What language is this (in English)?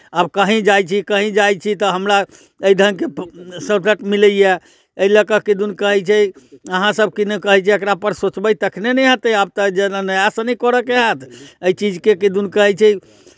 Maithili